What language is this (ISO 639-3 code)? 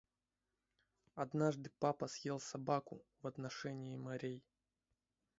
rus